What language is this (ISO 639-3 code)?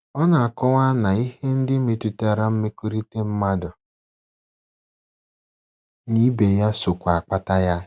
ibo